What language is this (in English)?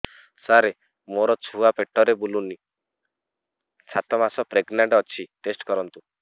Odia